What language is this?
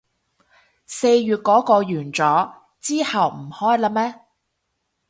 Cantonese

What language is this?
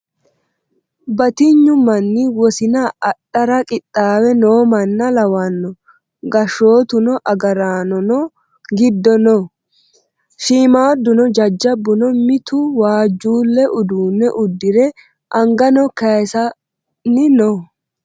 Sidamo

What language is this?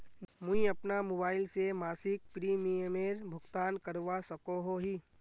Magahi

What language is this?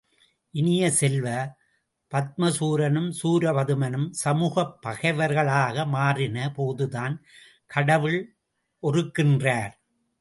Tamil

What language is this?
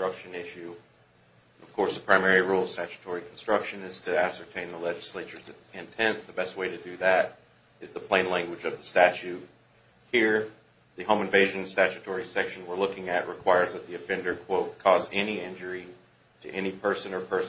English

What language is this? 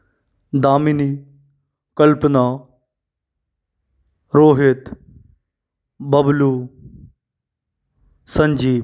Hindi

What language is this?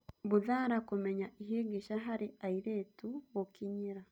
Kikuyu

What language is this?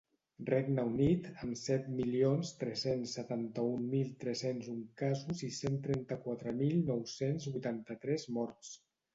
Catalan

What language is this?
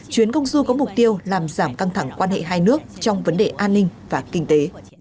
Vietnamese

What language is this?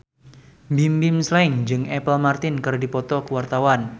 Sundanese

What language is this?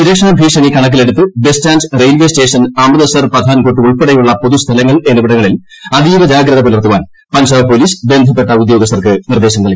Malayalam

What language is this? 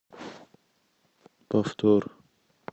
Russian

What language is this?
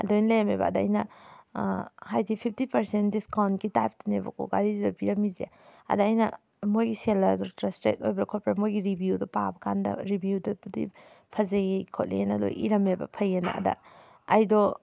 Manipuri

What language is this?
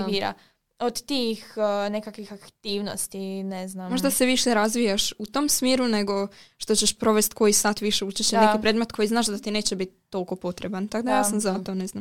Croatian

